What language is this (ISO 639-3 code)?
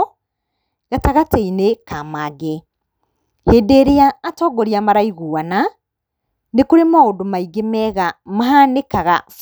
kik